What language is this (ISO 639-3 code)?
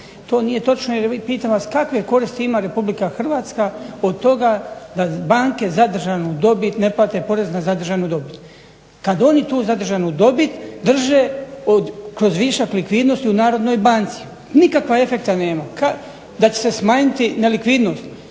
hrv